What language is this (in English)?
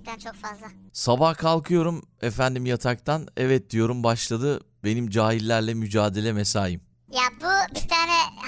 Turkish